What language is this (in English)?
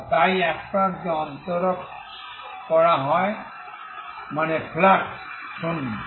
Bangla